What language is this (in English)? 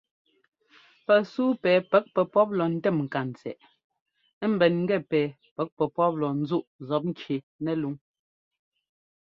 Ngomba